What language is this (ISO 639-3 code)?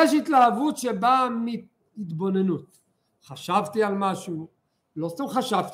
heb